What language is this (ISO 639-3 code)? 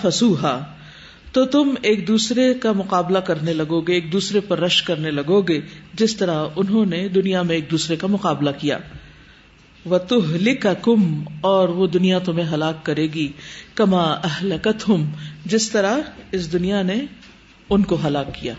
urd